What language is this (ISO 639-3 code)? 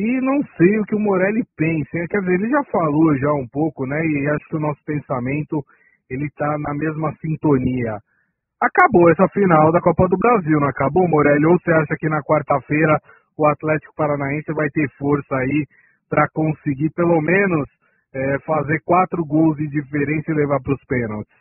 por